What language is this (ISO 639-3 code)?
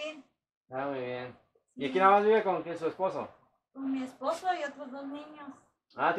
spa